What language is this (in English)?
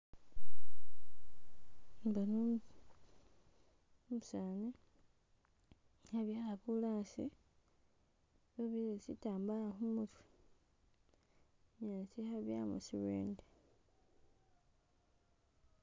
Masaaba